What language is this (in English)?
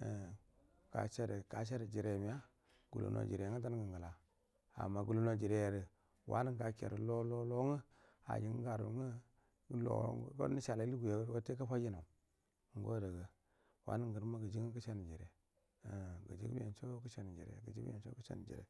Buduma